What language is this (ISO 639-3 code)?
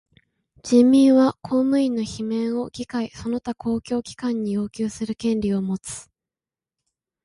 jpn